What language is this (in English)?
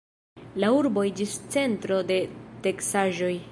Esperanto